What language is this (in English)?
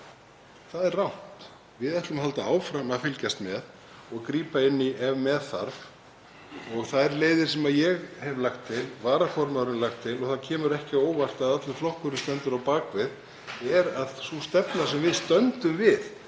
Icelandic